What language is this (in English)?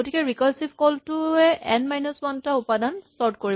Assamese